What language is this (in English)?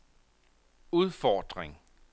Danish